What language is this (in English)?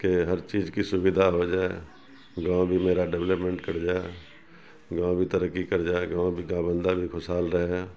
Urdu